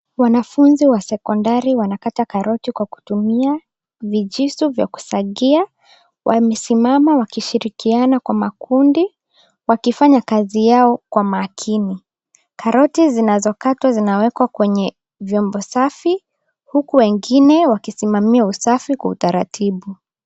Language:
Swahili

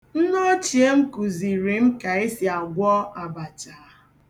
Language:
Igbo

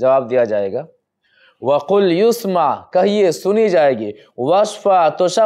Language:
Indonesian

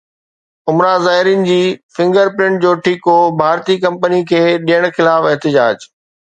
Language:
Sindhi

